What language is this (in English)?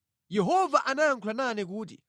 Nyanja